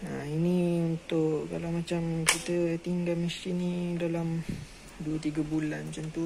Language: Malay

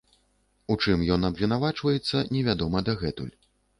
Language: Belarusian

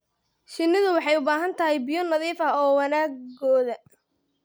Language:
Somali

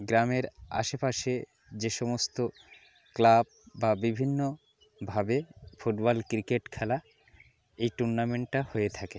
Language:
Bangla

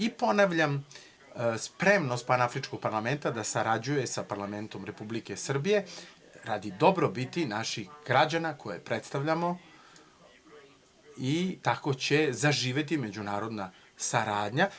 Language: Serbian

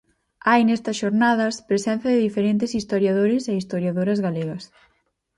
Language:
Galician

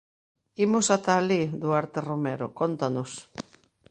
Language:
Galician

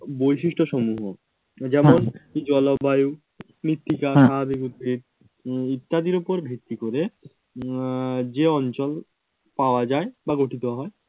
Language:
Bangla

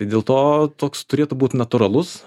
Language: Lithuanian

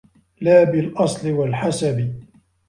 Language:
Arabic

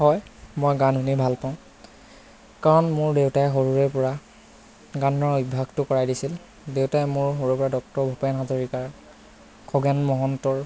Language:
Assamese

